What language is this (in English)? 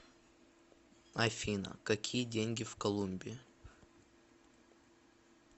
Russian